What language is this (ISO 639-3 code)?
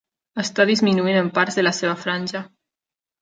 cat